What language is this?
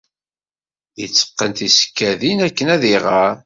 Kabyle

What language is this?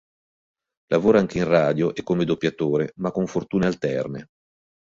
Italian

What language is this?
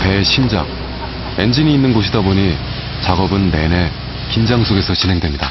Korean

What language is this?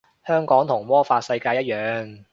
Cantonese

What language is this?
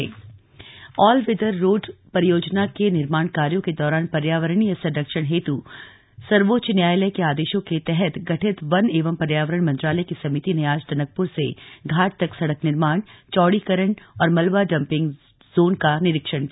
Hindi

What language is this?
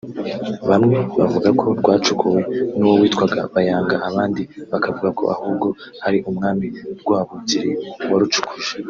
Kinyarwanda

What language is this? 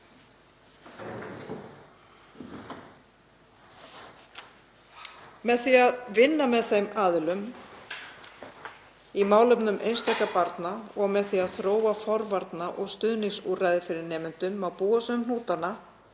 Icelandic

